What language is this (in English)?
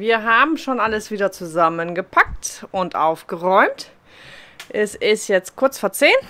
German